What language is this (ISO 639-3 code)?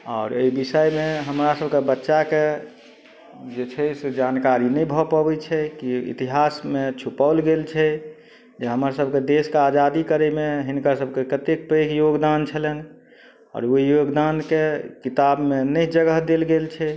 mai